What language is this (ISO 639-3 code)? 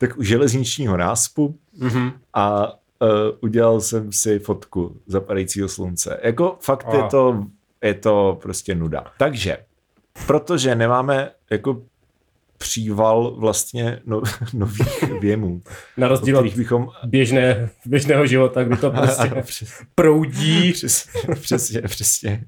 ces